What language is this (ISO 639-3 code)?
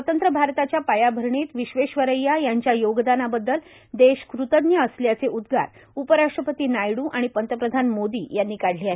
mar